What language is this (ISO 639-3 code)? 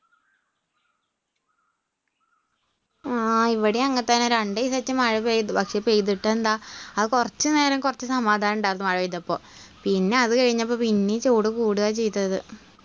mal